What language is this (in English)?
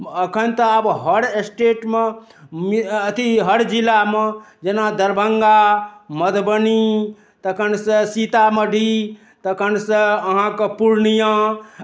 Maithili